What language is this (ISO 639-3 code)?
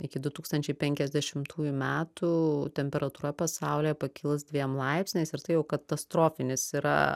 lit